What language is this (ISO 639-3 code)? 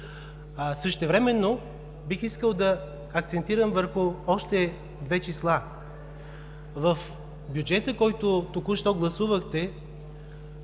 bul